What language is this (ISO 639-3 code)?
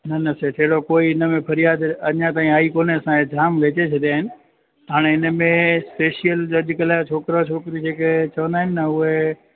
snd